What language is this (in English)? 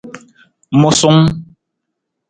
Nawdm